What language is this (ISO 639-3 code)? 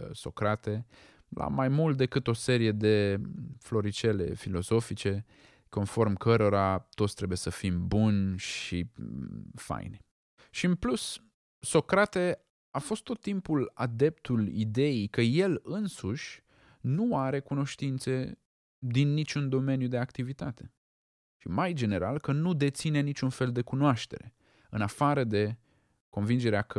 ron